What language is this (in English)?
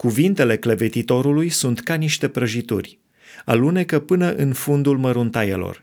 Romanian